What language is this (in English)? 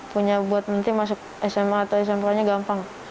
Indonesian